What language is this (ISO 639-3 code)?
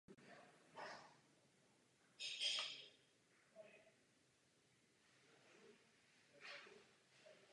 ces